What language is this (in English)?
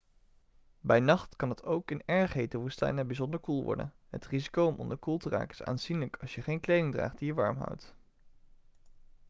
Dutch